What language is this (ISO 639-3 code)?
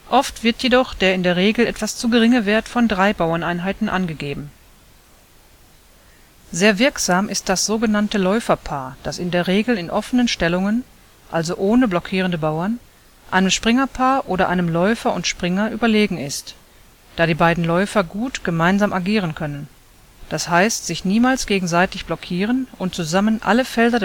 deu